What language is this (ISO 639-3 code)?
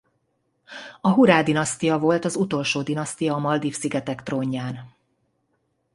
hun